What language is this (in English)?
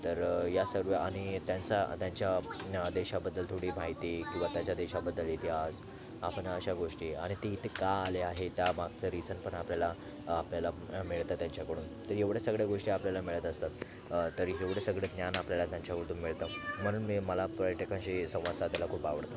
Marathi